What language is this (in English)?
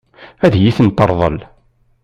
Kabyle